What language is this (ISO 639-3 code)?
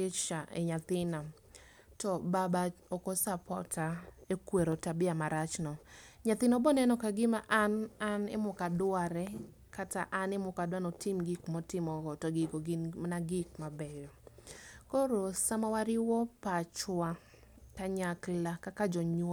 luo